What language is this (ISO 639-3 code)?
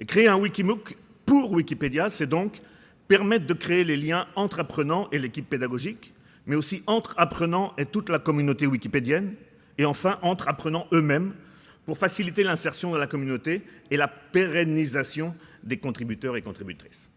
fra